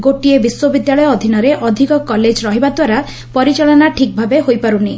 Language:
Odia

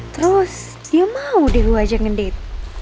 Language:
Indonesian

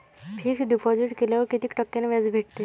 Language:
Marathi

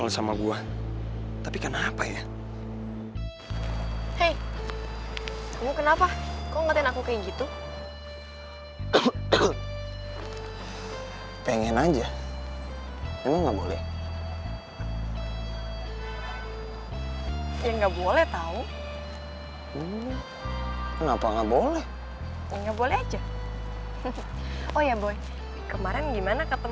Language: Indonesian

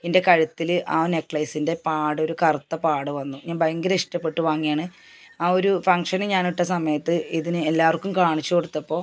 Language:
Malayalam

